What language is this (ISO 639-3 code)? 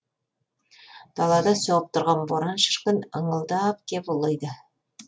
kaz